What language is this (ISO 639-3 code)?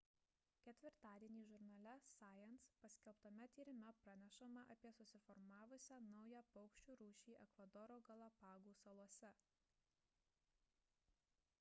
lit